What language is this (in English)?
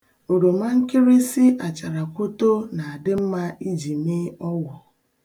Igbo